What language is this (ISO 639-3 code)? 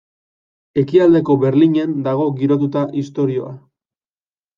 eus